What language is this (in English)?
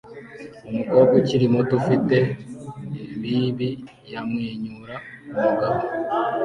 Kinyarwanda